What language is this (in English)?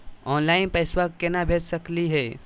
Magahi